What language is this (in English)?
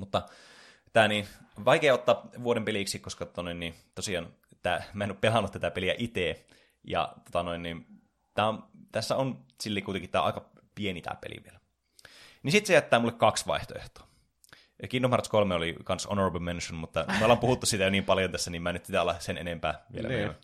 Finnish